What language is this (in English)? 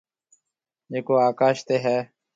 Marwari (Pakistan)